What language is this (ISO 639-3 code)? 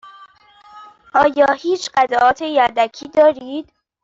fas